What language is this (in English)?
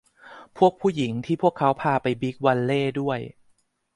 Thai